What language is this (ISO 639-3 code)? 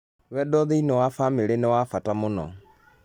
kik